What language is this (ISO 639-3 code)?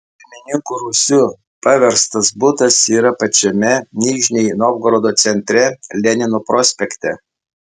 lit